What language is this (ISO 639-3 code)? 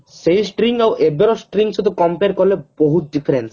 ori